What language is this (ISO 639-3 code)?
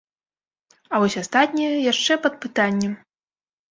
bel